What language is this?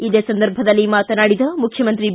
Kannada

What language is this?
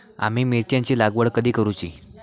Marathi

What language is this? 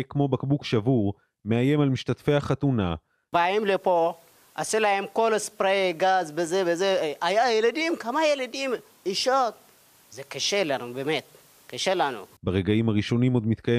Hebrew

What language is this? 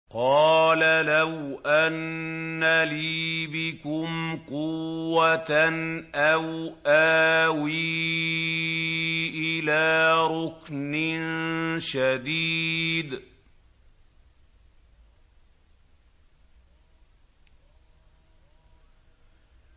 Arabic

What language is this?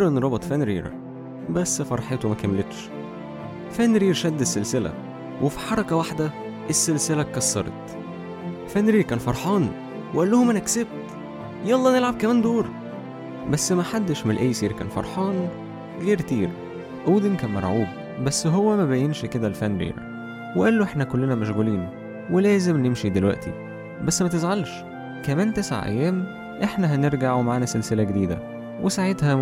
Arabic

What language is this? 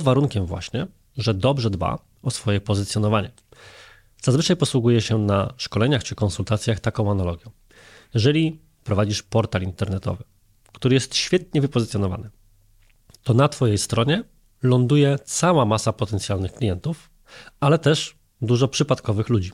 Polish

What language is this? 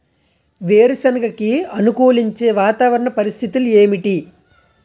Telugu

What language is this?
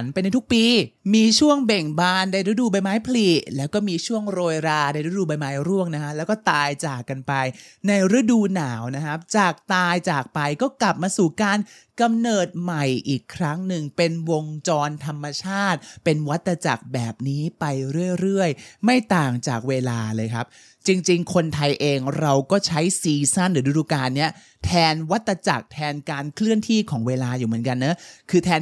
Thai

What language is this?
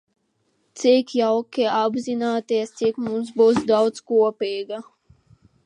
Latvian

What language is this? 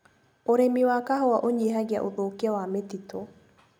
Kikuyu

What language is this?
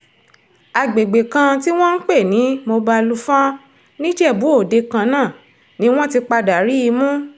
Yoruba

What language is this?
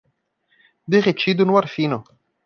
Portuguese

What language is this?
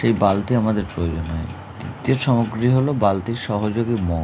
Bangla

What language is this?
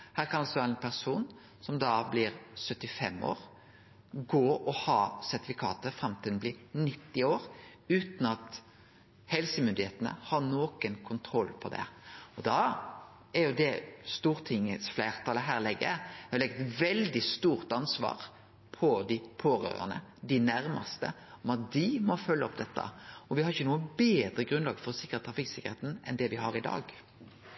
Norwegian Nynorsk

